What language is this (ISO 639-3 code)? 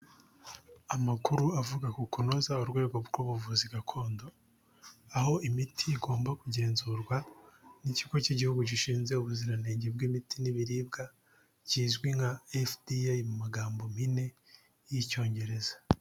kin